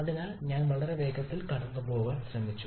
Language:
Malayalam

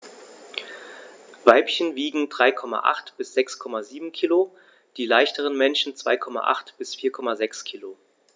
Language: German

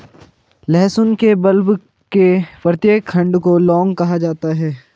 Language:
Hindi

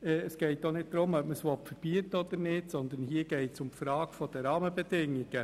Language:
Swiss German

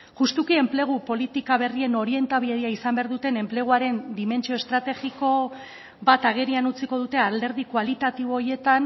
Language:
Basque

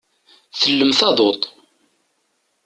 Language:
Kabyle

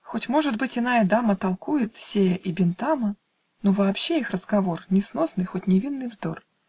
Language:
Russian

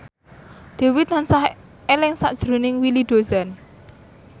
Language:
Javanese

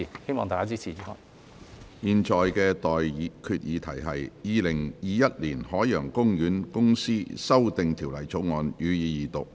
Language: Cantonese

